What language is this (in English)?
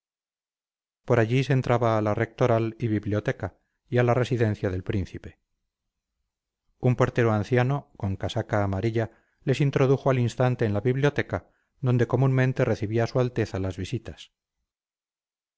Spanish